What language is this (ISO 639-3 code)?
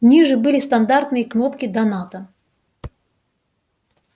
rus